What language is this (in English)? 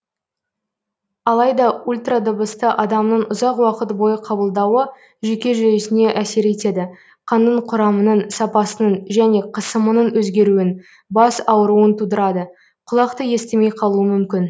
Kazakh